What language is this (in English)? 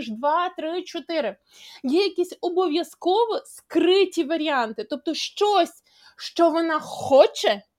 Ukrainian